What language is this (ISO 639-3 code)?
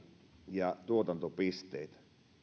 fin